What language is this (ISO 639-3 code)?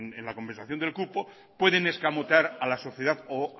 spa